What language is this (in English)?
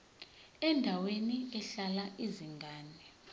Zulu